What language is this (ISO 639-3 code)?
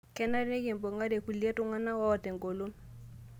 mas